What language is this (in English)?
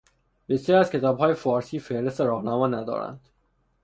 Persian